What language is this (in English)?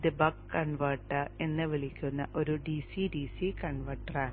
Malayalam